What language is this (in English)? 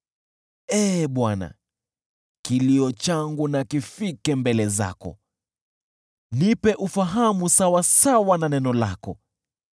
Swahili